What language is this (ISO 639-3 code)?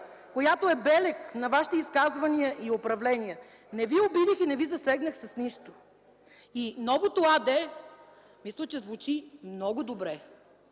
bul